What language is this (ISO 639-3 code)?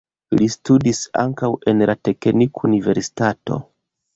epo